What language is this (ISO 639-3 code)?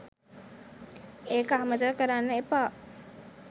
sin